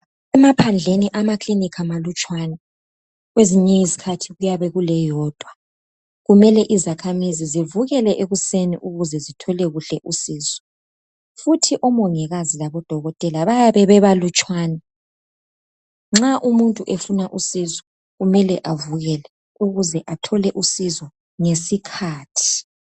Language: North Ndebele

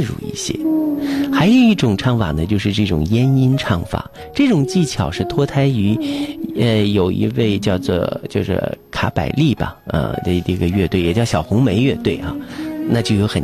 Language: Chinese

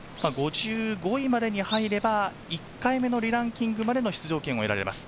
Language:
Japanese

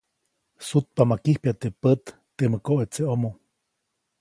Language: Copainalá Zoque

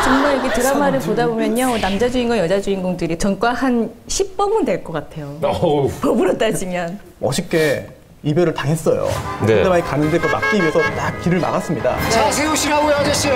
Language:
Korean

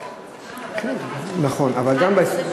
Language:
Hebrew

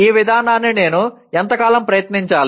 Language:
Telugu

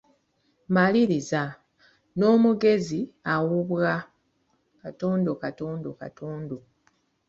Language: Ganda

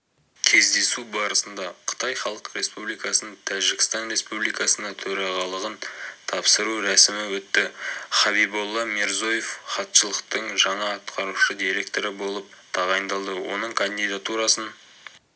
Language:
Kazakh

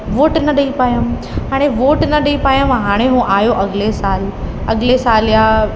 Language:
Sindhi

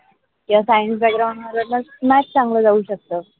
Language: Marathi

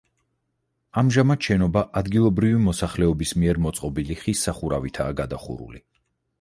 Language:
Georgian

